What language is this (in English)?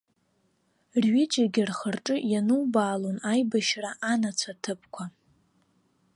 Abkhazian